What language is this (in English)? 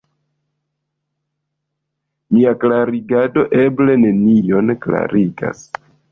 Esperanto